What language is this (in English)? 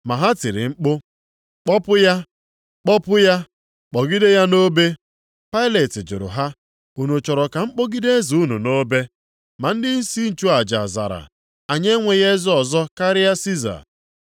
Igbo